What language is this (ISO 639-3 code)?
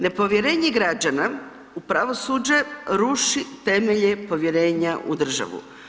hrv